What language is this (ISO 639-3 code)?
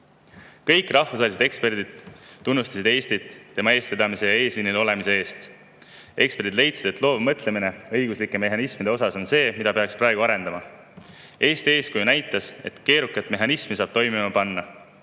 est